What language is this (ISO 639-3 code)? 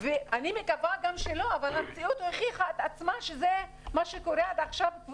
heb